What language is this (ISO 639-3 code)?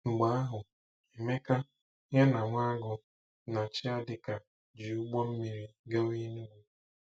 ibo